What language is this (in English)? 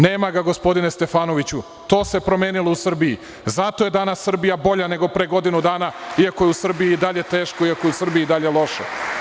Serbian